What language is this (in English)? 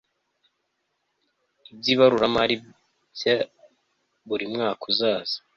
Kinyarwanda